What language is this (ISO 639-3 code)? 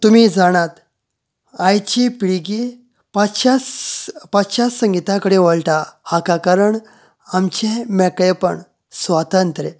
kok